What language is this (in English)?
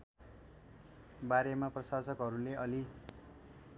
Nepali